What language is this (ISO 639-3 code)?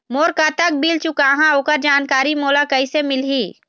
hne